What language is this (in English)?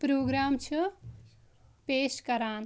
Kashmiri